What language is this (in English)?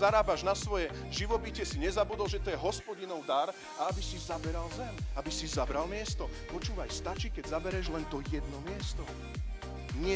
Slovak